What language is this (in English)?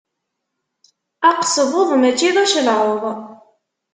Kabyle